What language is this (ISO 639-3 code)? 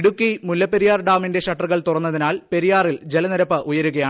mal